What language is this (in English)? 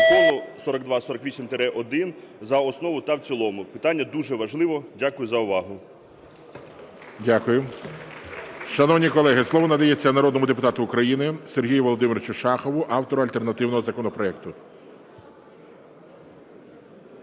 Ukrainian